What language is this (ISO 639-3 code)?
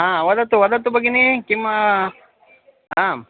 san